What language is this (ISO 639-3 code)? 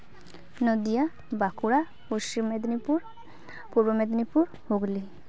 sat